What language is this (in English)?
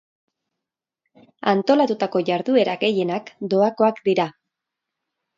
Basque